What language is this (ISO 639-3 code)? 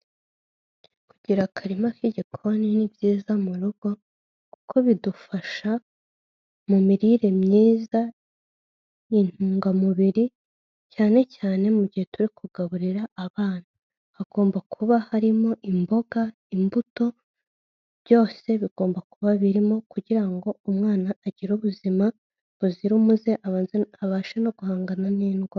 kin